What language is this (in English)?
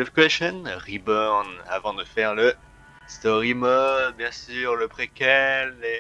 French